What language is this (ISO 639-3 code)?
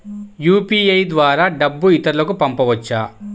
tel